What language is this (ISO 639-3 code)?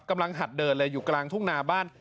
tha